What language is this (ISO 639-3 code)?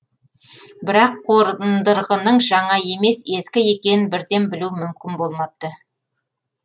kaz